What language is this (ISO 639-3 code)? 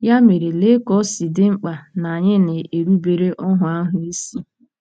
ibo